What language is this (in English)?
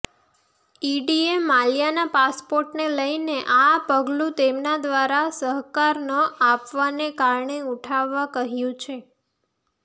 Gujarati